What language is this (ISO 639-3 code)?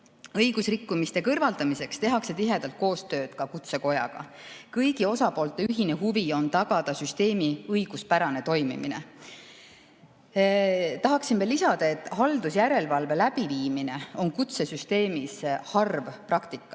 est